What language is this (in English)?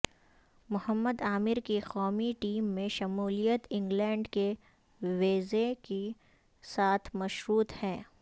Urdu